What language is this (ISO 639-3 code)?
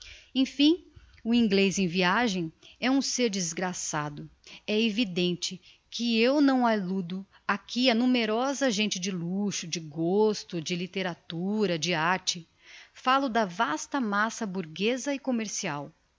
por